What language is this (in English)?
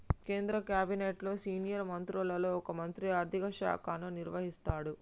Telugu